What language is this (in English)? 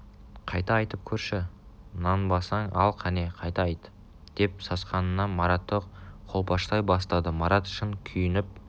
Kazakh